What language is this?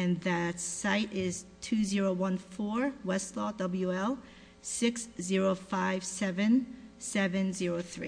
English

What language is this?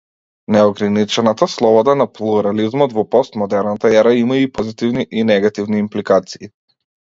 Macedonian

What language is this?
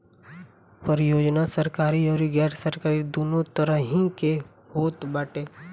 Bhojpuri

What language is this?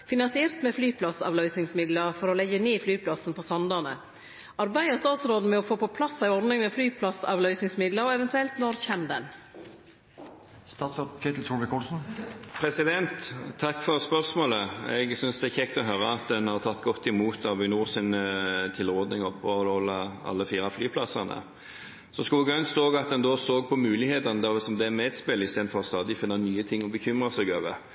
Norwegian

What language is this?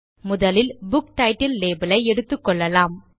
Tamil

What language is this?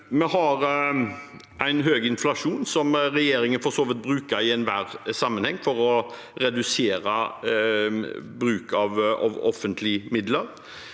Norwegian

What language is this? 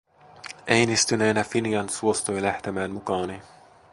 Finnish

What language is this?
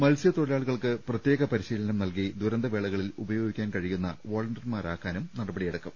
Malayalam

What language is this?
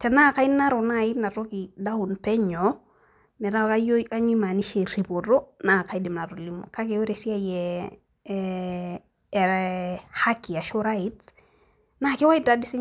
Masai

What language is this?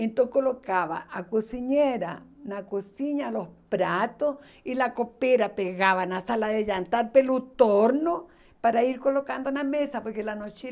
Portuguese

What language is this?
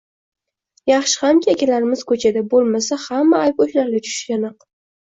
Uzbek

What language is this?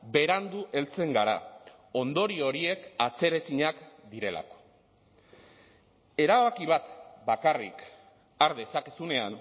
Basque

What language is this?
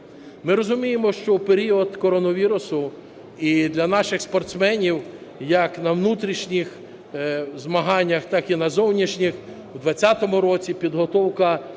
Ukrainian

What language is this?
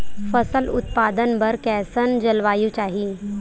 Chhattisgarhi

